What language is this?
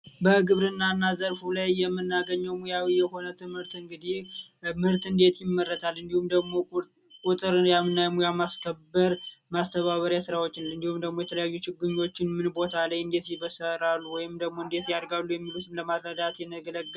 Amharic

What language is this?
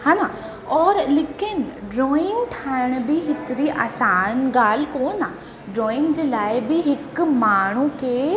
Sindhi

